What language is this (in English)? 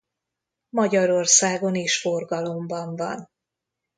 Hungarian